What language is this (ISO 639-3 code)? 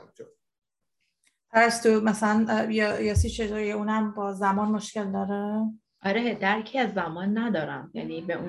fas